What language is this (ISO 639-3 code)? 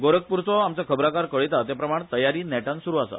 kok